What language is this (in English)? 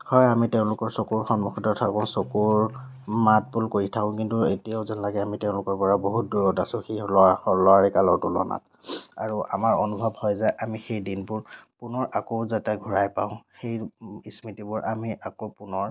Assamese